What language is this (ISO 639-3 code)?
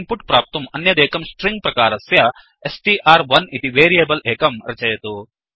san